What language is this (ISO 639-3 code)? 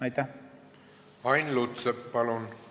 est